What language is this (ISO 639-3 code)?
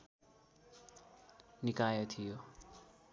nep